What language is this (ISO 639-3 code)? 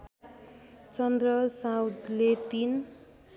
nep